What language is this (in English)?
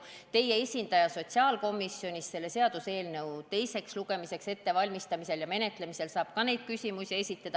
Estonian